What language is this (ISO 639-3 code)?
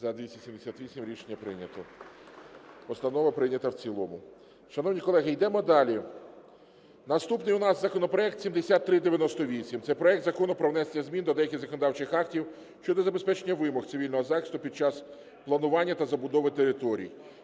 ukr